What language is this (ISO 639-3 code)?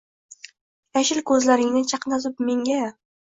uzb